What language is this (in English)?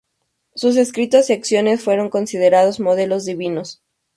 Spanish